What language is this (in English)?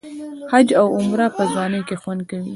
Pashto